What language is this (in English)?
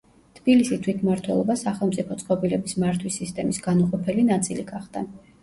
Georgian